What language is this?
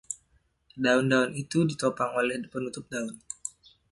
Indonesian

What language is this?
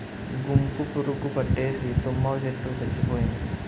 Telugu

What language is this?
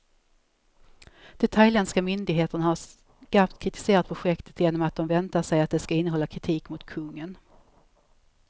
Swedish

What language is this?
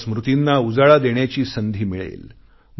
Marathi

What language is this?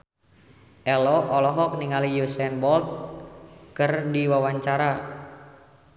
Sundanese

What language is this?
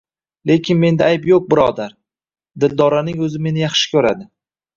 Uzbek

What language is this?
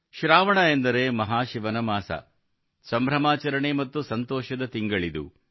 Kannada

